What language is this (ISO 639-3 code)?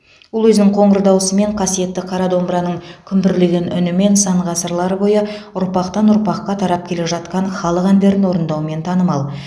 kaz